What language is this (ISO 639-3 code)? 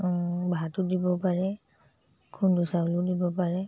asm